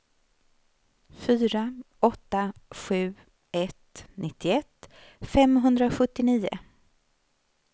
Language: Swedish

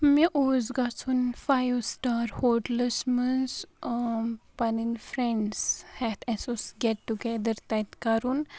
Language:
Kashmiri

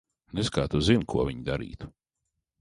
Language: Latvian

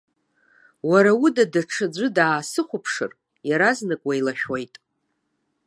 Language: Abkhazian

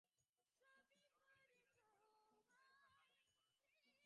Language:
Bangla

